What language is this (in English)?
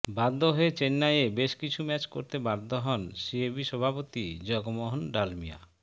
Bangla